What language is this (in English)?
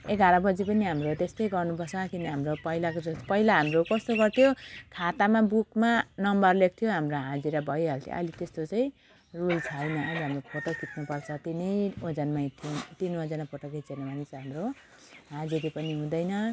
Nepali